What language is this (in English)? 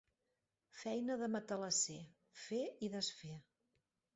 Catalan